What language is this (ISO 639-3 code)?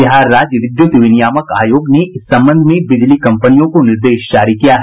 hin